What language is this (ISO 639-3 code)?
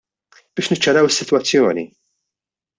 mlt